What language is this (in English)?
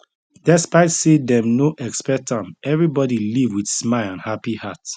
Nigerian Pidgin